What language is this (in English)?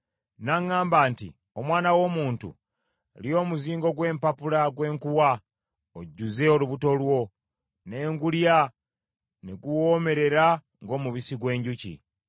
Ganda